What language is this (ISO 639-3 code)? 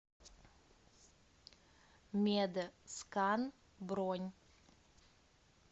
rus